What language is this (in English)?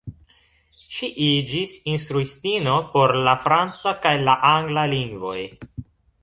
Esperanto